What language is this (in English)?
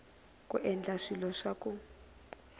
Tsonga